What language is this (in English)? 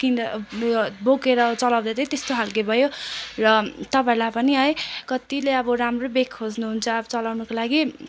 Nepali